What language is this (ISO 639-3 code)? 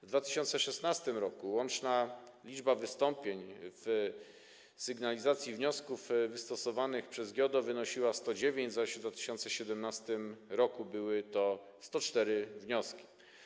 pol